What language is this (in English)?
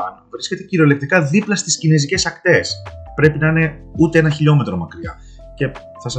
Greek